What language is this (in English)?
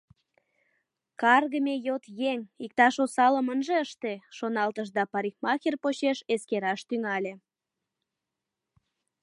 Mari